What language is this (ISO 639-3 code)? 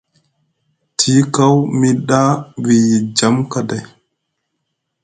mug